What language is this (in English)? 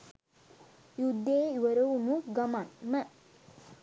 Sinhala